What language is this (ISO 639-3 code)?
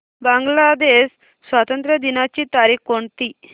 mar